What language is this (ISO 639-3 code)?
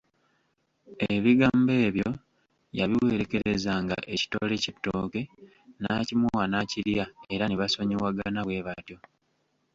lug